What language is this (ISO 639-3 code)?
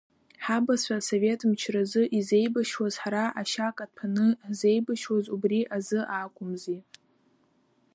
abk